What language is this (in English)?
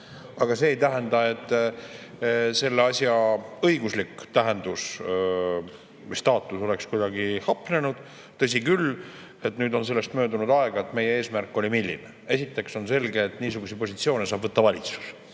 Estonian